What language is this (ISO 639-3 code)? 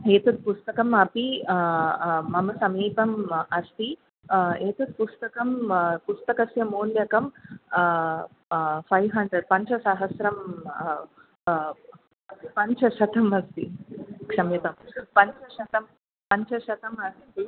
san